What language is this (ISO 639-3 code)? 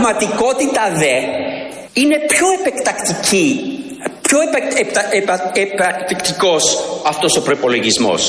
ell